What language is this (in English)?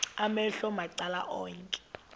Xhosa